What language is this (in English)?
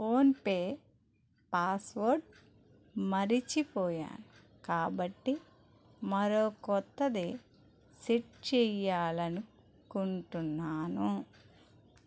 Telugu